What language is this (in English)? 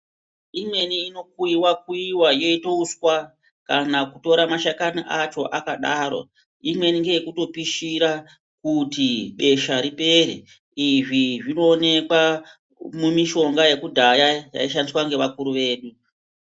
Ndau